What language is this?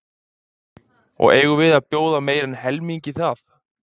Icelandic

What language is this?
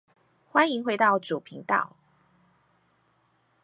Chinese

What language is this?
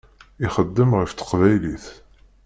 Kabyle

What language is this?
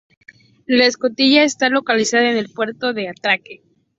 Spanish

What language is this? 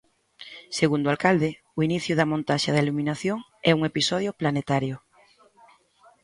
Galician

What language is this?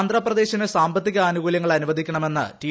Malayalam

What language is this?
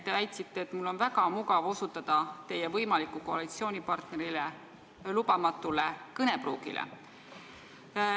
Estonian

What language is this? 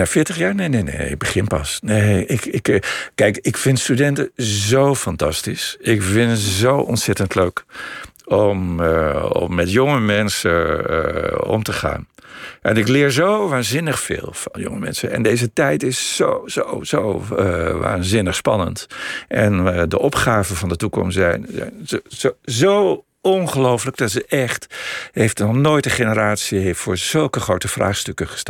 Dutch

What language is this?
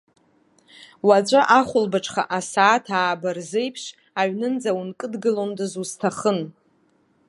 Abkhazian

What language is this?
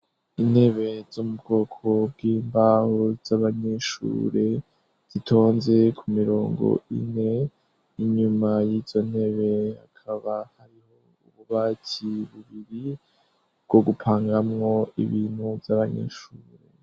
Rundi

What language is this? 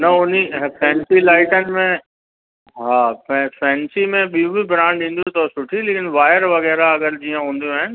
Sindhi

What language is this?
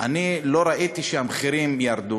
Hebrew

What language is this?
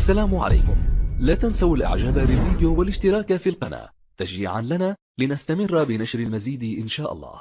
Arabic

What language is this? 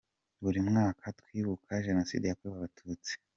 Kinyarwanda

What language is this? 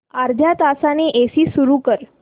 Marathi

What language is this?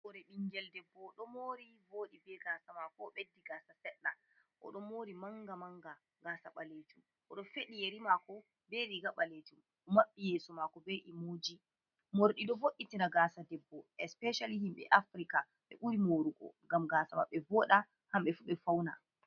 Fula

